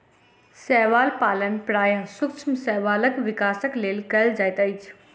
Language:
Maithili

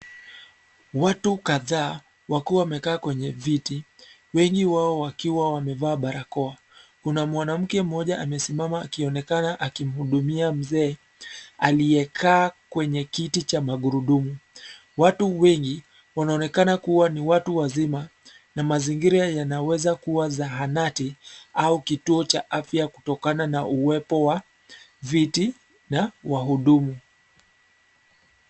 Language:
Swahili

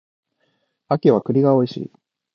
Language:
Japanese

